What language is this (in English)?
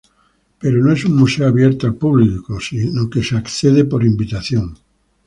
Spanish